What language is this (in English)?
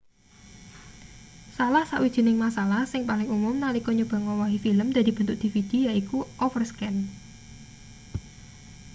Javanese